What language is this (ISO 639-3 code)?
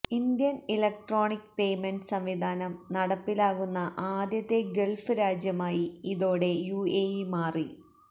mal